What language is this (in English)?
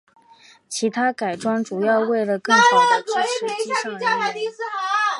Chinese